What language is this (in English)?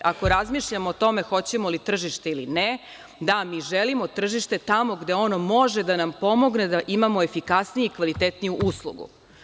Serbian